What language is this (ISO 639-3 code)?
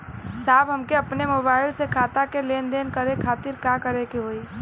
bho